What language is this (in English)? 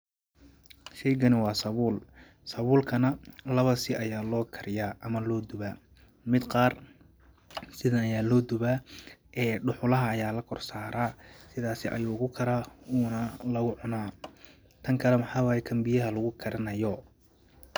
Somali